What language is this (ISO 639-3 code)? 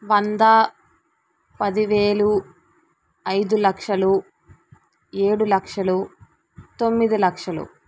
tel